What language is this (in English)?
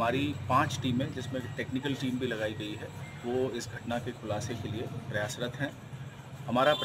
Hindi